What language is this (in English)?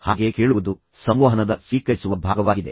Kannada